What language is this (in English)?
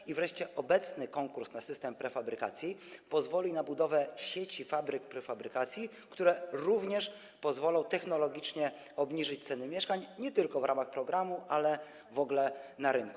Polish